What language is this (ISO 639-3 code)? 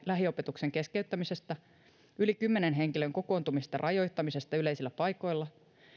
fin